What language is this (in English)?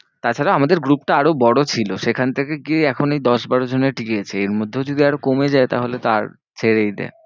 Bangla